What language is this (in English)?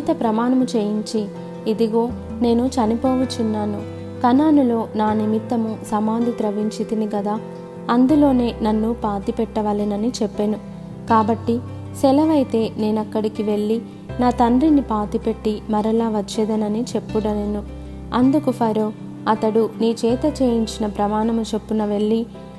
Telugu